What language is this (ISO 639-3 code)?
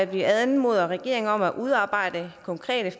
dan